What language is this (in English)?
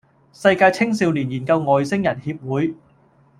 Cantonese